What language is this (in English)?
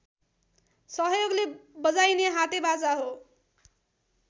Nepali